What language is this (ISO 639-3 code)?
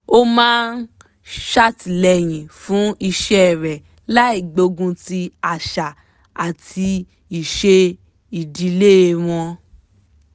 yor